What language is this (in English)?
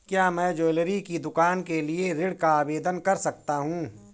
Hindi